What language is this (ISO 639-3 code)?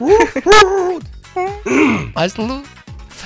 kaz